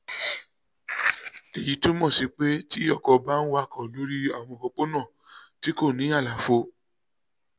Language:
Yoruba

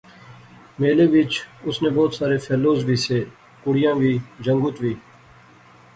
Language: Pahari-Potwari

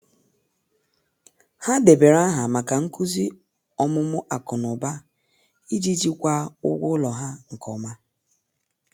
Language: Igbo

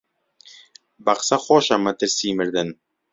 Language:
Central Kurdish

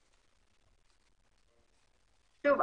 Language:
Hebrew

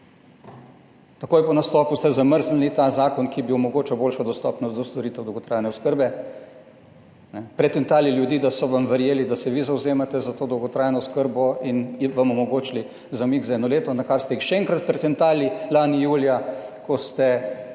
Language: Slovenian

